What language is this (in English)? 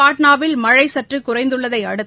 Tamil